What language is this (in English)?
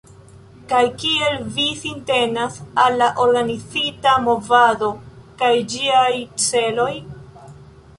Esperanto